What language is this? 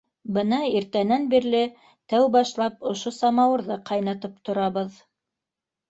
Bashkir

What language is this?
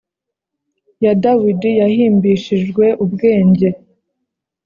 Kinyarwanda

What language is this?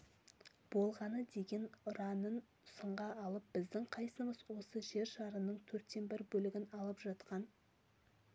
Kazakh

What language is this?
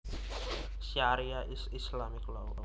Javanese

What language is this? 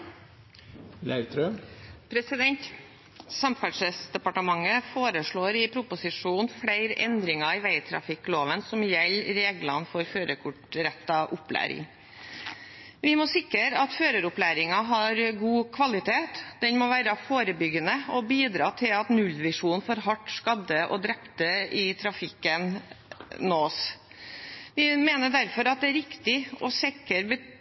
Norwegian Bokmål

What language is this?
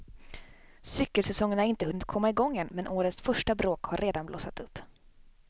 Swedish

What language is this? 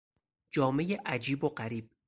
Persian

